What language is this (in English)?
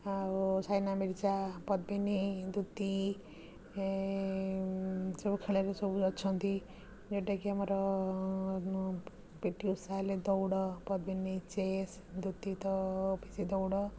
Odia